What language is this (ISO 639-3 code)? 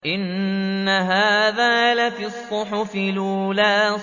ara